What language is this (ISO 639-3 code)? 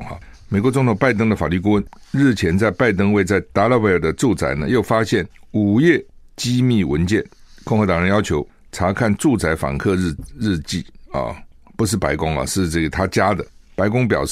zho